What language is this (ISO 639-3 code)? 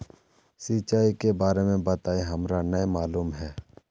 mag